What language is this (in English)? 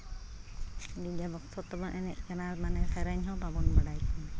Santali